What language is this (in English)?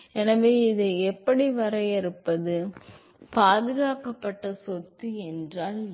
Tamil